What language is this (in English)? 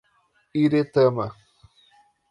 Portuguese